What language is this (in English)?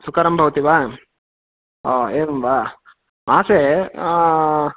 Sanskrit